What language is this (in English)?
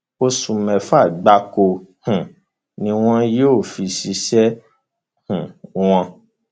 Yoruba